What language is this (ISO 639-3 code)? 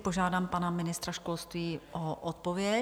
ces